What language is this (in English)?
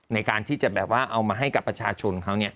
Thai